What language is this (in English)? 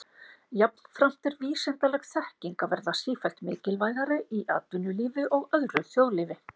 Icelandic